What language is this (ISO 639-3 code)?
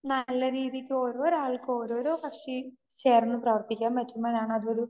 mal